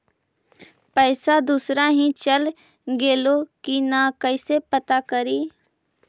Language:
Magahi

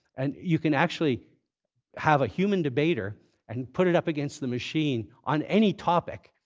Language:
English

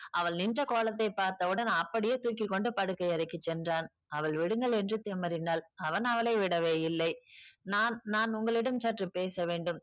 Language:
Tamil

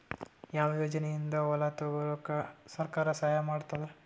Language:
Kannada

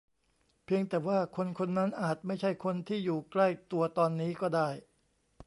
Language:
Thai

